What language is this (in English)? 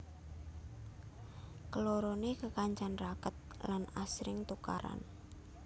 Javanese